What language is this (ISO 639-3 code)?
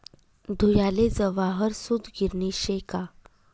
mar